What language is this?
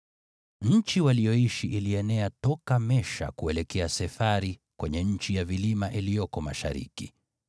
Swahili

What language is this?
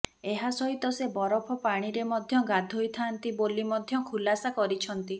Odia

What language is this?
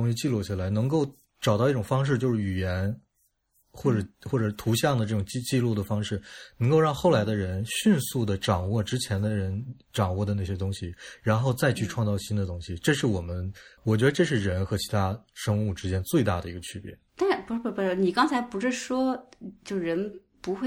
Chinese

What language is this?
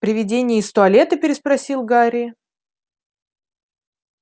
Russian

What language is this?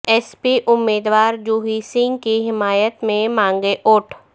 Urdu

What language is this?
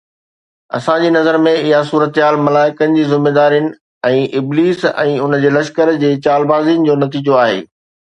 Sindhi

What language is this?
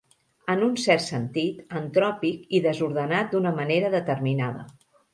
Catalan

